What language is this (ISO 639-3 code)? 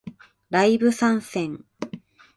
jpn